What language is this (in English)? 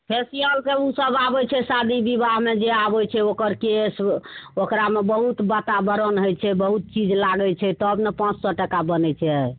Maithili